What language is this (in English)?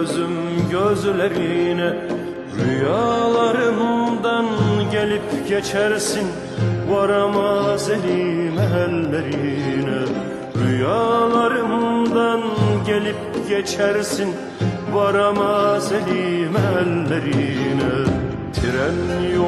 Turkish